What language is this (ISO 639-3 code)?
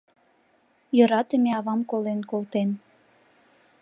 chm